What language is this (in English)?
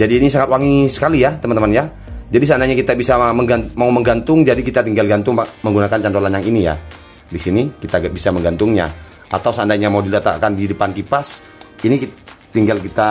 Indonesian